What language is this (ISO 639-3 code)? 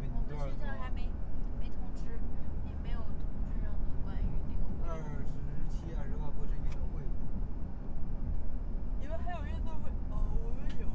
zho